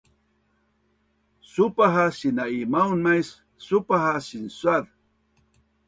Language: Bunun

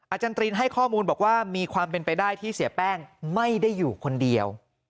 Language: Thai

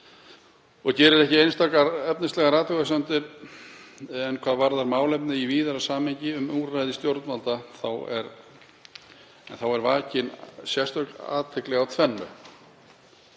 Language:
Icelandic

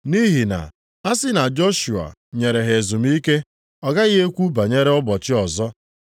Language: Igbo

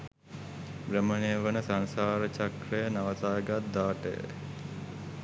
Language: Sinhala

